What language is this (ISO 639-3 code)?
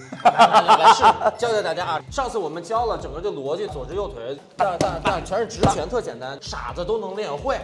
zho